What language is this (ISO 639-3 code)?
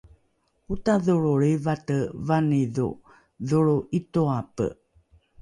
dru